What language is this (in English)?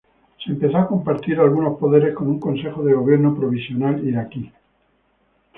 Spanish